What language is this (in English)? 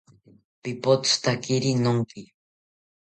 South Ucayali Ashéninka